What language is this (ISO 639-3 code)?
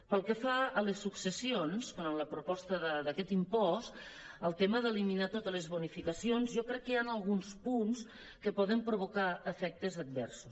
cat